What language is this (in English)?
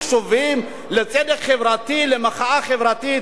Hebrew